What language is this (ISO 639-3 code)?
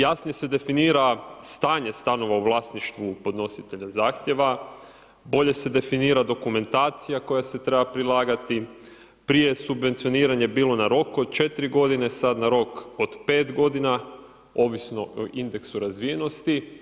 hrv